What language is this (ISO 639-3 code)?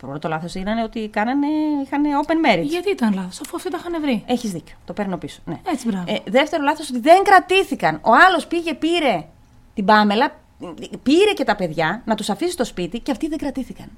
ell